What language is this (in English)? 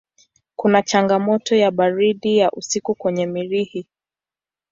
Swahili